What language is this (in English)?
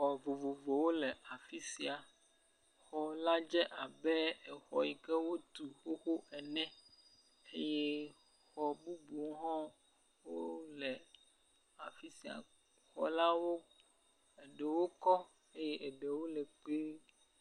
Ewe